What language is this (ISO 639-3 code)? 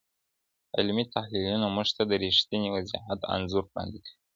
pus